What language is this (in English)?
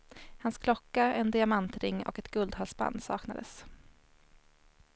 Swedish